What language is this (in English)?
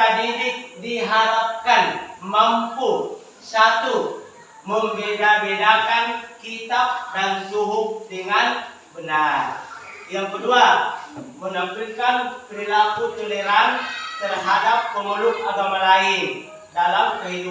Indonesian